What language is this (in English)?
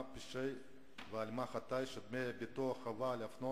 Hebrew